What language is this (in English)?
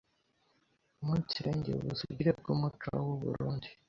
Kinyarwanda